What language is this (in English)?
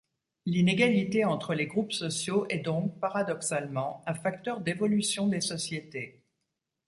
French